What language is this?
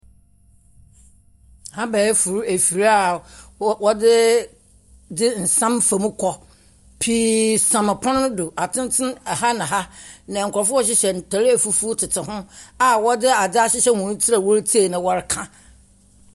Akan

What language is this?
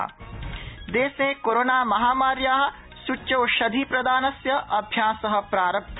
Sanskrit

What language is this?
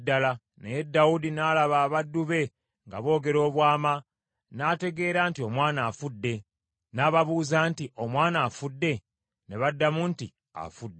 Ganda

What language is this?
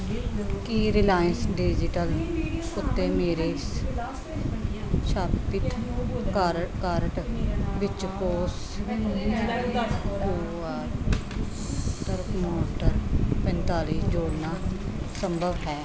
Punjabi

